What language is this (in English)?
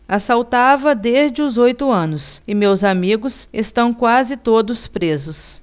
Portuguese